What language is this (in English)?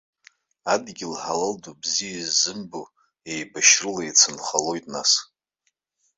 Abkhazian